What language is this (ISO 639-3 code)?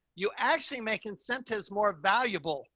eng